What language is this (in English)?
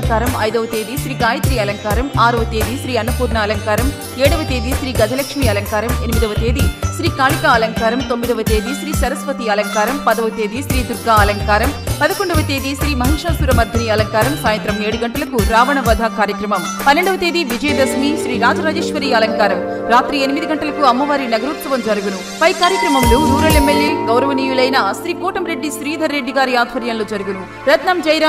Telugu